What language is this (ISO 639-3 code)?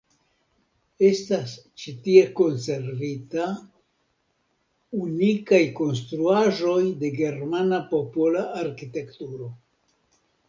epo